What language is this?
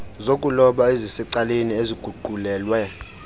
Xhosa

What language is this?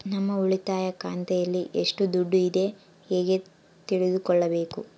Kannada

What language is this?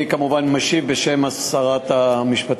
Hebrew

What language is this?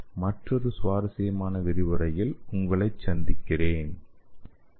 Tamil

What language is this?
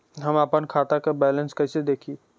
Bhojpuri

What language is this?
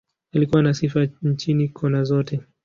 Swahili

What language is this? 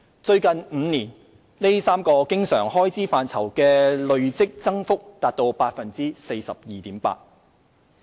Cantonese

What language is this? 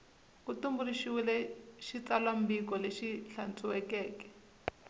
Tsonga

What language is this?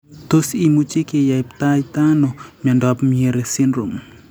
Kalenjin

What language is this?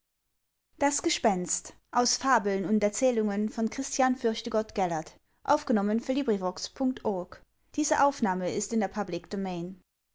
German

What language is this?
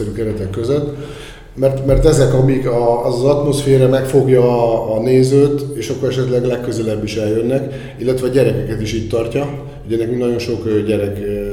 Hungarian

